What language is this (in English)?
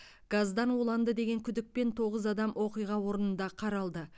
Kazakh